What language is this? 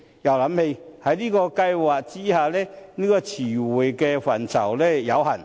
Cantonese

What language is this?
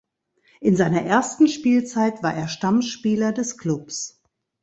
German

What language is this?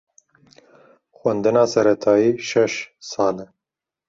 Kurdish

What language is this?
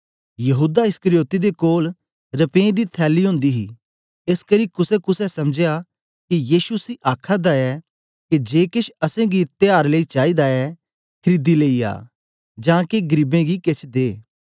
Dogri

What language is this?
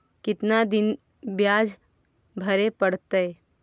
Magahi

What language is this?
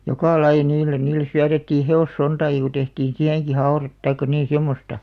Finnish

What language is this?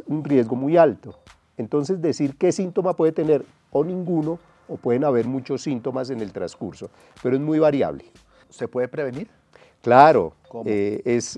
Spanish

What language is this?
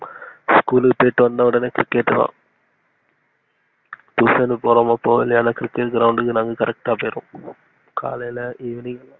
Tamil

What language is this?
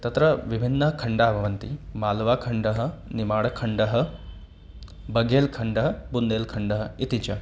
Sanskrit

